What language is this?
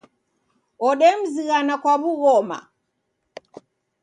Taita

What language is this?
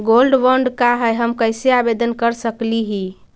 Magahi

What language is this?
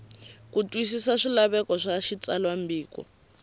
Tsonga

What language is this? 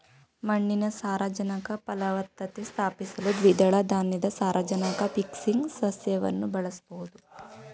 Kannada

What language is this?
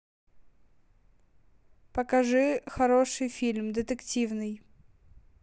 Russian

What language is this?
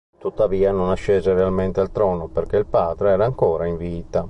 Italian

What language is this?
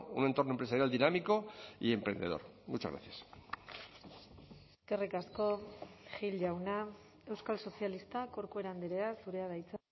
Basque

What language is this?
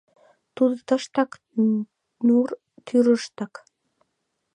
Mari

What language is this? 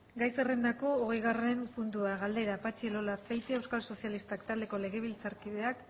Basque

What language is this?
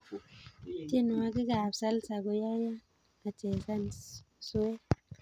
Kalenjin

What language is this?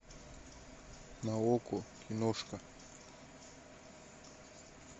Russian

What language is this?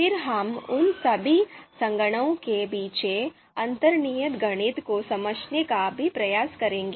Hindi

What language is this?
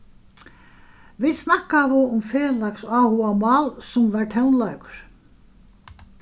Faroese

